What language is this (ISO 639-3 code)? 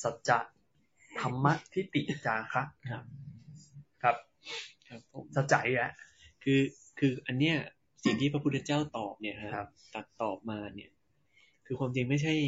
tha